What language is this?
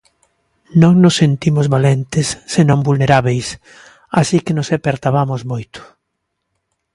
Galician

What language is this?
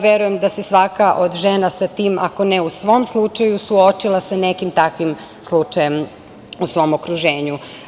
Serbian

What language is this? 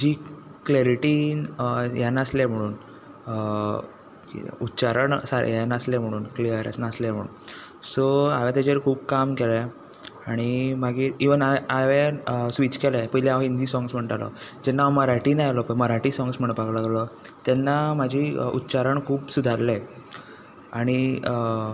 Konkani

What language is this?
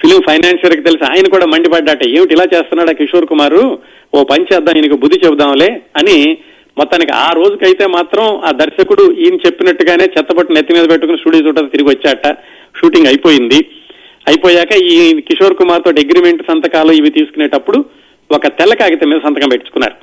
Telugu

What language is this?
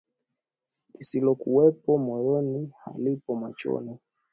Swahili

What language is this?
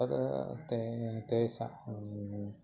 Sanskrit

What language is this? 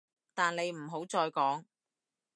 Cantonese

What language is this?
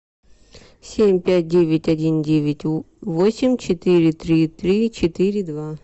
Russian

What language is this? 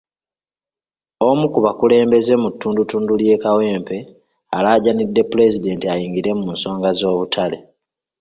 Ganda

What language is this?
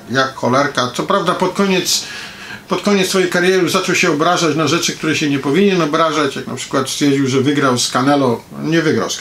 Polish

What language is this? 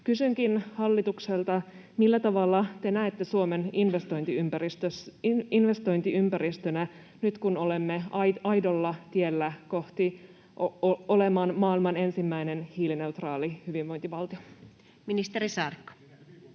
Finnish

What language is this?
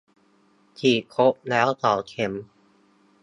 Thai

